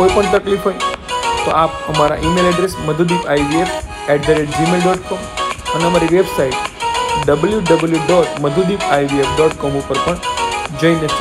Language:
Hindi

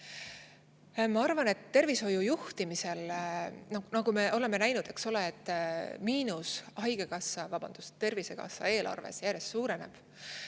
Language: Estonian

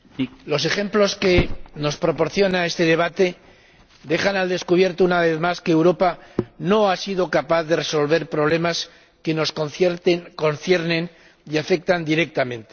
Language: Spanish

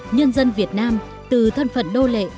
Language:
Vietnamese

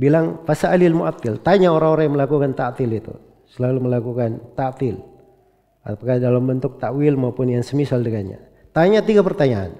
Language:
Indonesian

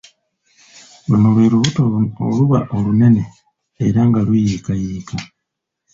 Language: Ganda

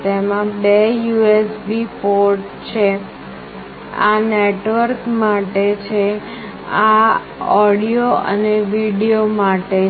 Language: Gujarati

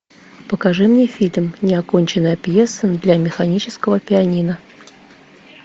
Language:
Russian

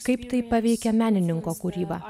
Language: Lithuanian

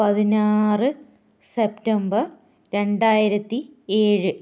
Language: Malayalam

